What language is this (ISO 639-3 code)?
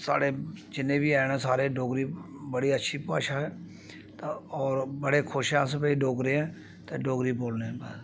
doi